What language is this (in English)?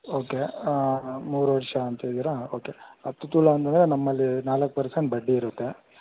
Kannada